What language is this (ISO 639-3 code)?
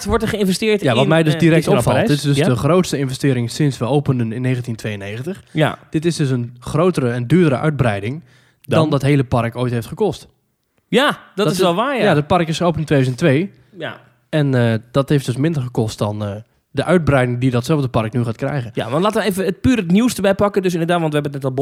nld